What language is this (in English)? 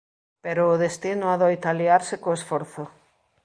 Galician